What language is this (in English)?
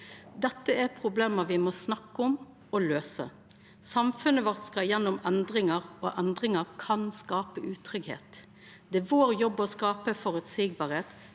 Norwegian